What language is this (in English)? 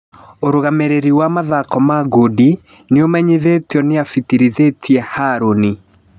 Kikuyu